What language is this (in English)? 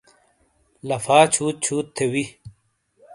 Shina